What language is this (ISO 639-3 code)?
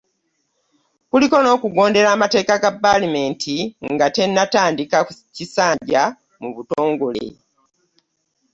lug